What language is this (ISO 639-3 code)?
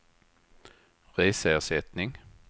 swe